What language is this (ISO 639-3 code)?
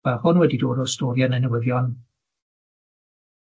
cym